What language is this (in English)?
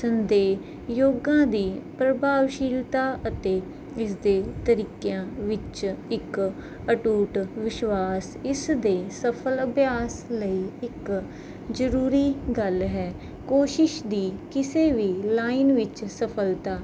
Punjabi